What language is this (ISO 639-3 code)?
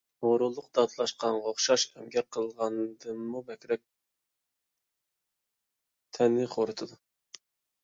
uig